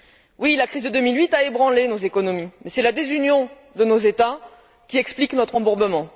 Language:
French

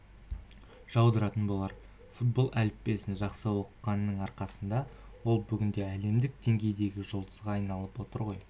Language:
Kazakh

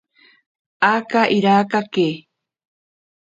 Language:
Ashéninka Perené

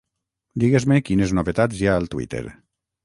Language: Catalan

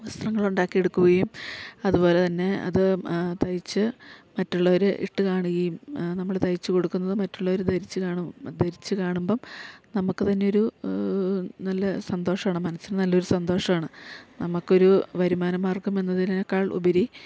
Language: Malayalam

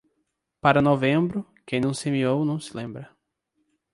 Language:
Portuguese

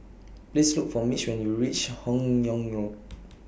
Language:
English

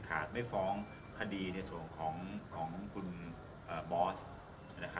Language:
Thai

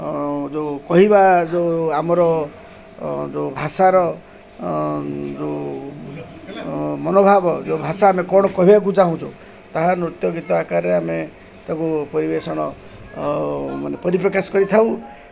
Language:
Odia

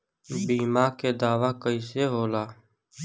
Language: Bhojpuri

